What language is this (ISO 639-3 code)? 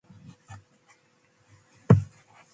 mcf